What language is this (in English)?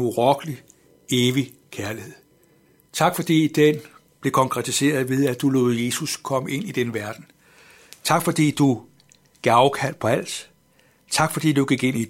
Danish